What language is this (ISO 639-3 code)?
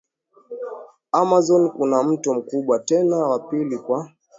swa